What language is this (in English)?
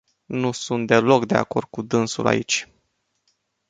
Romanian